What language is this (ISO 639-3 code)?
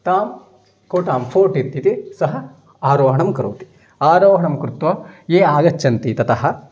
san